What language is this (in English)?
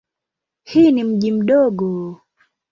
Swahili